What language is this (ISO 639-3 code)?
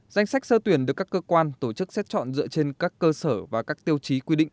vie